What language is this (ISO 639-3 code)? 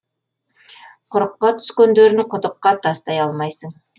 kaz